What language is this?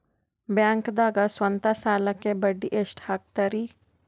Kannada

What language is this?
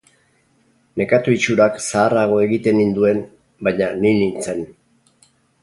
Basque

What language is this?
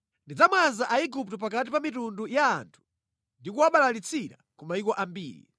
Nyanja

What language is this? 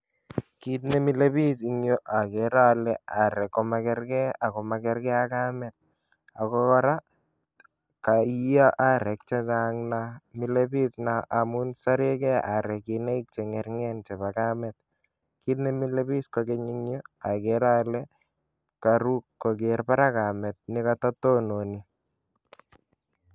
Kalenjin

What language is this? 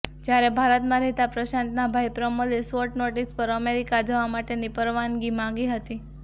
Gujarati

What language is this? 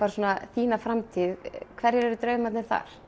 Icelandic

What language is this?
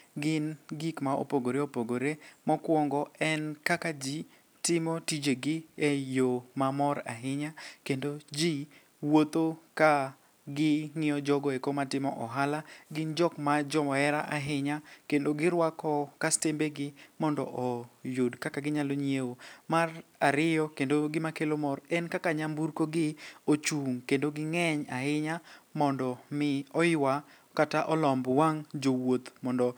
Luo (Kenya and Tanzania)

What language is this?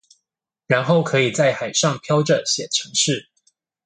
Chinese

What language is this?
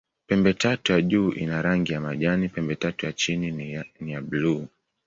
Swahili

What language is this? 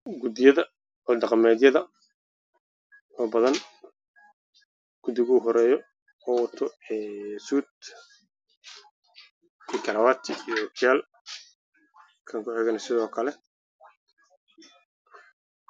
Somali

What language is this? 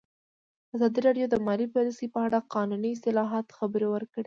Pashto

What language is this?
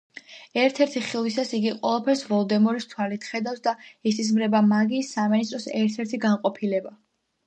Georgian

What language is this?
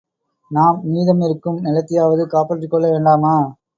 Tamil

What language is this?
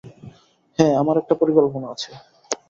Bangla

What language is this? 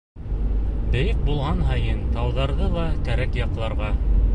Bashkir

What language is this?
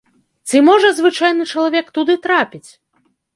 Belarusian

